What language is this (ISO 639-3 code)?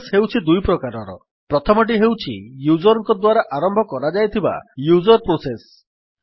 ori